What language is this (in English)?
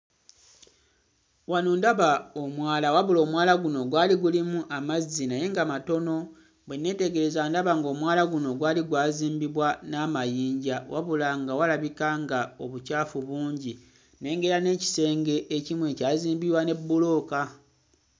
Ganda